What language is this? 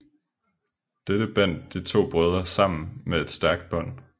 Danish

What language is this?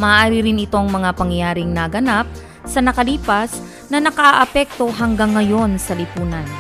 Filipino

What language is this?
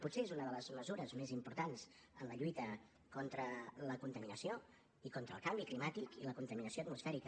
Catalan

